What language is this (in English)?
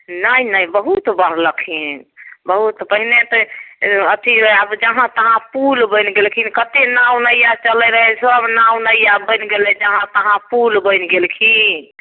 Maithili